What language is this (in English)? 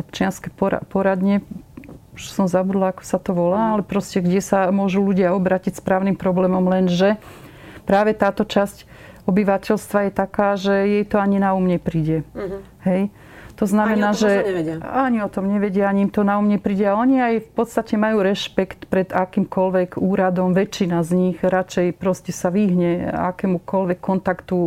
Slovak